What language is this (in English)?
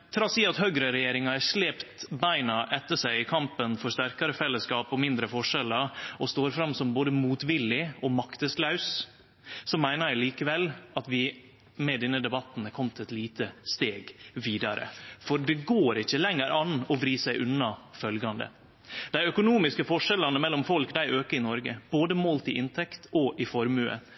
Norwegian Nynorsk